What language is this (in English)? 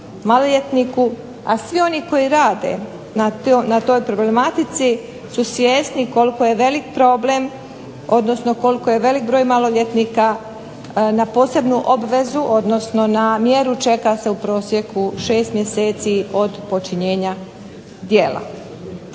Croatian